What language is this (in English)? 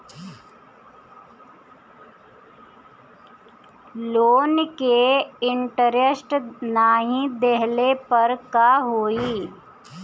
Bhojpuri